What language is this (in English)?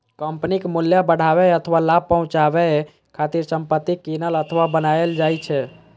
Maithili